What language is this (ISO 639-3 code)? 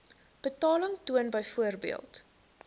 afr